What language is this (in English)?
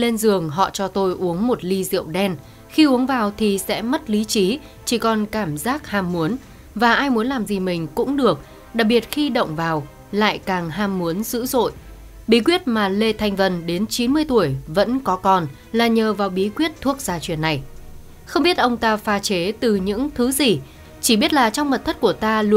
Vietnamese